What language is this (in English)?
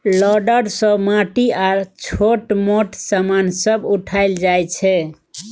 Maithili